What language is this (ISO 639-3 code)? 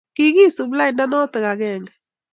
kln